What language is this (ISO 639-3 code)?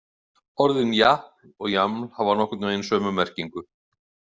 isl